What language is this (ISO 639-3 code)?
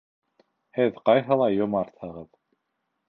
bak